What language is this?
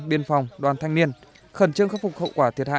Vietnamese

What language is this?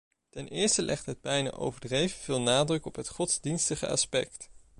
Dutch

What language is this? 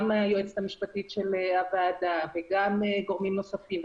Hebrew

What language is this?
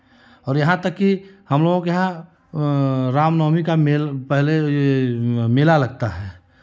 Hindi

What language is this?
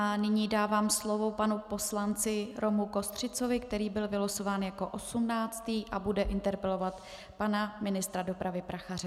Czech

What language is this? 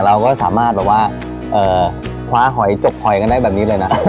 Thai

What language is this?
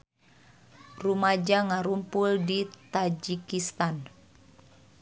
Sundanese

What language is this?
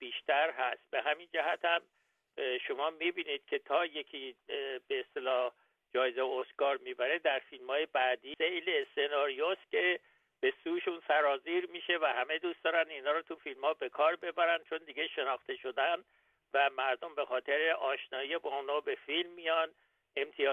Persian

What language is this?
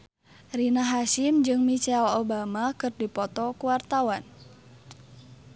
Sundanese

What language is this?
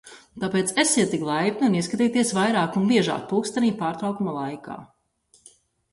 Latvian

